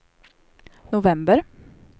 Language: Swedish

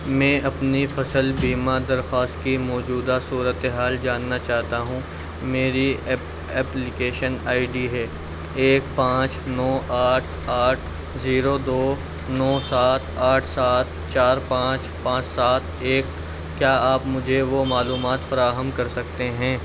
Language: Urdu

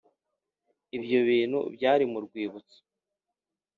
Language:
Kinyarwanda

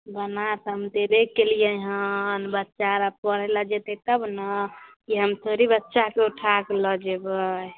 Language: Maithili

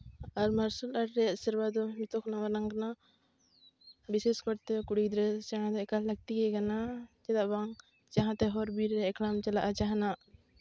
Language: Santali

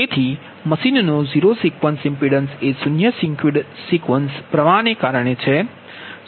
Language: Gujarati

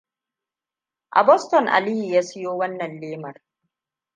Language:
Hausa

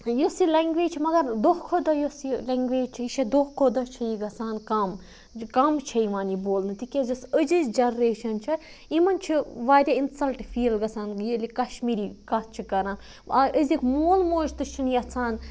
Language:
Kashmiri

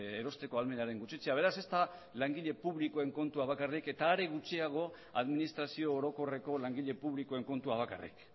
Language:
Basque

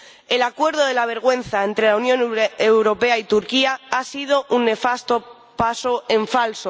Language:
Spanish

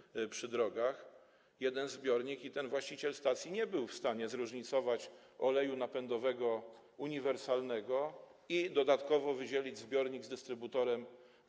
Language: Polish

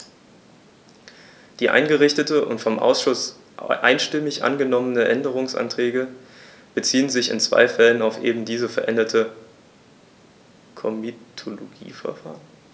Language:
German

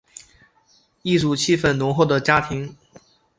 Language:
Chinese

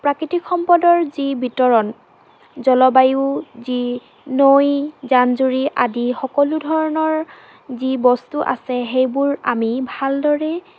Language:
Assamese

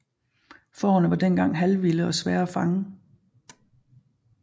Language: Danish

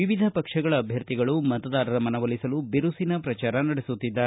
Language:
Kannada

